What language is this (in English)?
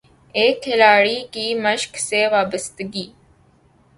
Urdu